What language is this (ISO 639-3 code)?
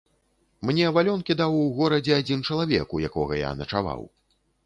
bel